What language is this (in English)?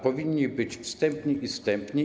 Polish